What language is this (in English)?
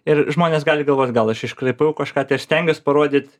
Lithuanian